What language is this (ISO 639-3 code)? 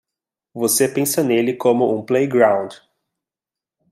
por